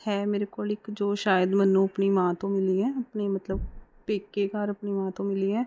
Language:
Punjabi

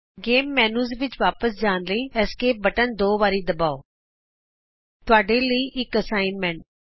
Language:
Punjabi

